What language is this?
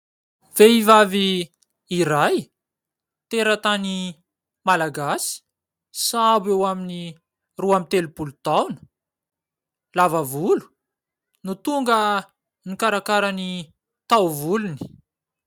Malagasy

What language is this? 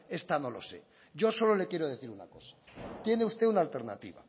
Spanish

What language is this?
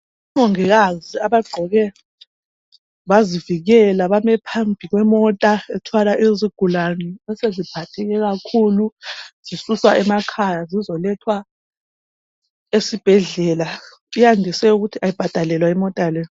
North Ndebele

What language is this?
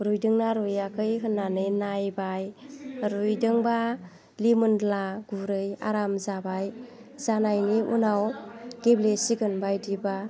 Bodo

